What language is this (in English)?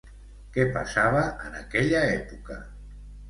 Catalan